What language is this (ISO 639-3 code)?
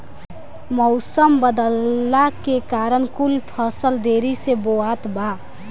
bho